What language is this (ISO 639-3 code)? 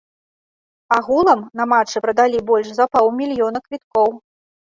bel